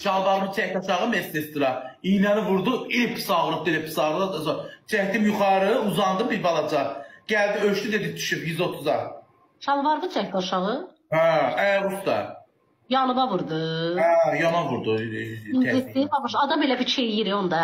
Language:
Turkish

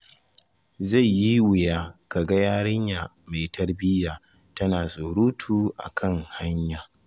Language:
Hausa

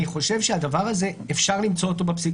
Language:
Hebrew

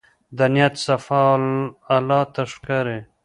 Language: Pashto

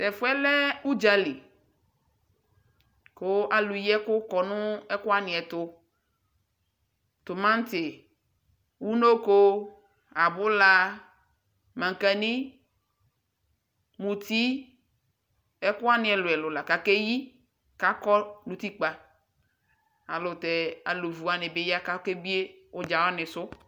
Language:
Ikposo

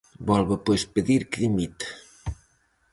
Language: Galician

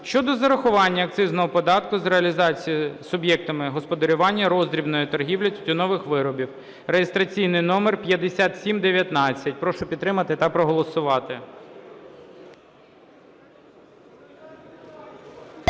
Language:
Ukrainian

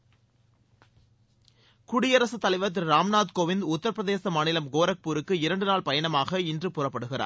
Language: Tamil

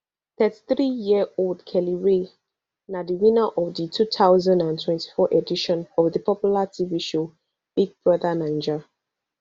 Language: Nigerian Pidgin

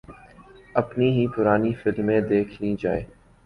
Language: Urdu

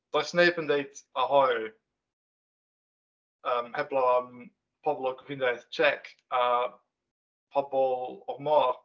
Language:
Welsh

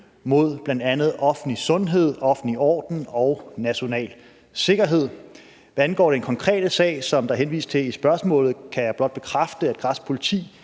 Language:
Danish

